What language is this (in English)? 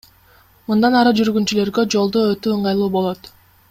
Kyrgyz